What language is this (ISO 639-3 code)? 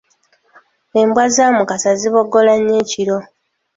lug